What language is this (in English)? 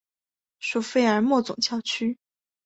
Chinese